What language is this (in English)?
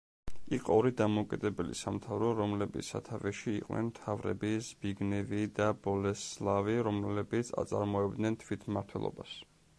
Georgian